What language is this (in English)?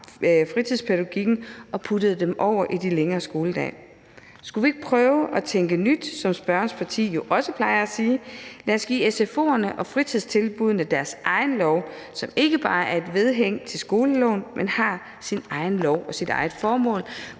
Danish